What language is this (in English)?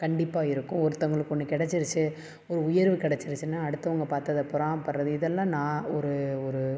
Tamil